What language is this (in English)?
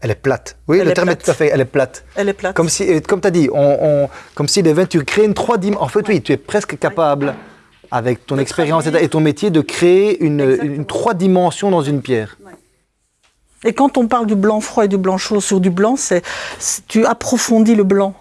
French